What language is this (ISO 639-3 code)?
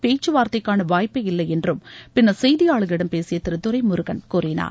tam